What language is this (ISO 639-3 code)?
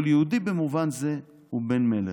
heb